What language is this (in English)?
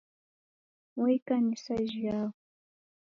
Taita